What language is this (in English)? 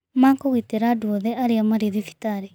Kikuyu